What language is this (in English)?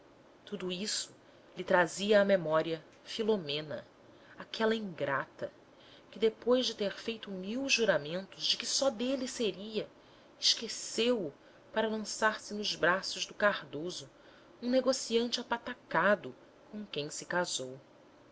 Portuguese